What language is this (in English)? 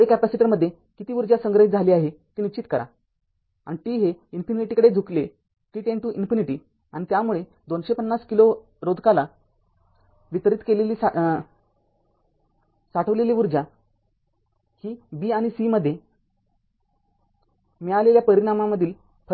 Marathi